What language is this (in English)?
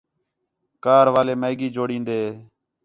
Khetrani